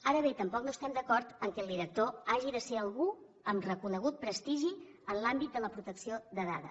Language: Catalan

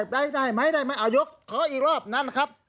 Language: Thai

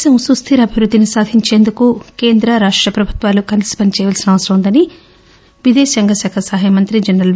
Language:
Telugu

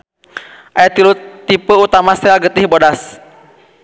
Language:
Sundanese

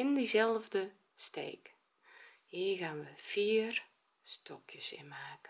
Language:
Dutch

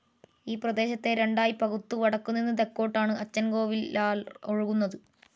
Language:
Malayalam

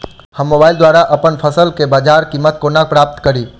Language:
Maithili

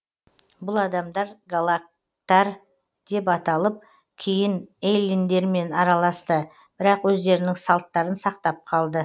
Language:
Kazakh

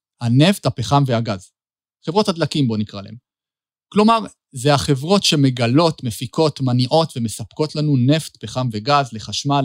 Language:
Hebrew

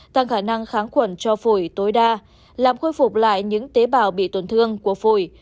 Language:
Vietnamese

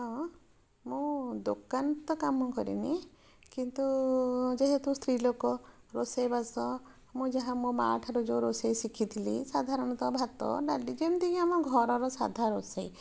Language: Odia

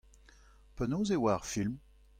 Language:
Breton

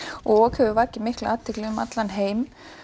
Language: Icelandic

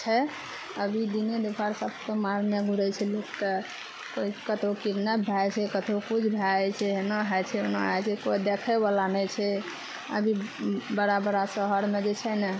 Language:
Maithili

